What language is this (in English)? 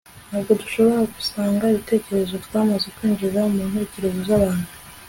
Kinyarwanda